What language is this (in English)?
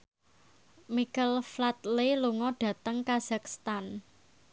Javanese